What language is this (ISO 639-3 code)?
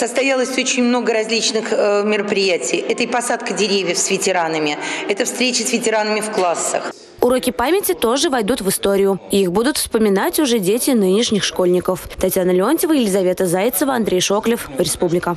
rus